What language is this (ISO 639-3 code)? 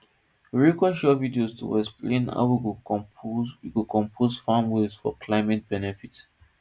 pcm